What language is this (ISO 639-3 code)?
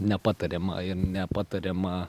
lit